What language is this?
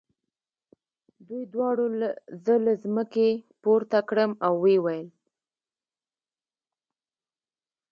Pashto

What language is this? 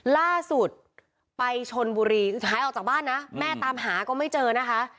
Thai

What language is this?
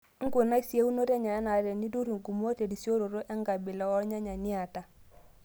Masai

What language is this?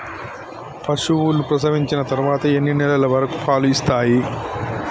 Telugu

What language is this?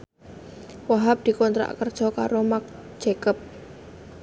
Javanese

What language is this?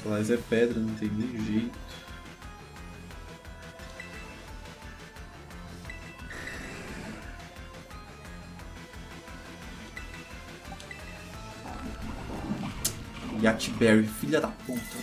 Portuguese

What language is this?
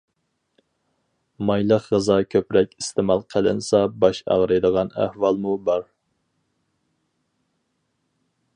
Uyghur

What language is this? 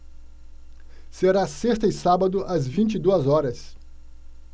Portuguese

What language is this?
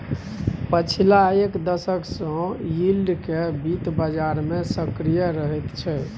Maithili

